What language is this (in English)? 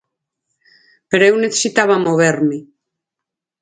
Galician